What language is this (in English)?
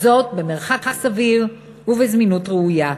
Hebrew